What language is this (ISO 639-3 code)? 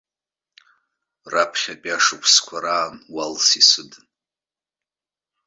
abk